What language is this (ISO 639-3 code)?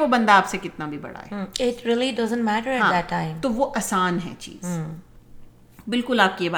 urd